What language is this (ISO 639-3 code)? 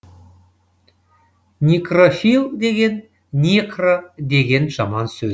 kaz